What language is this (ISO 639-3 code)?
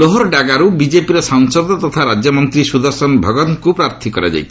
ori